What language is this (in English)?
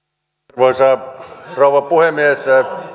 Finnish